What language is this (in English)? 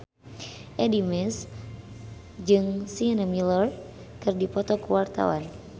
Sundanese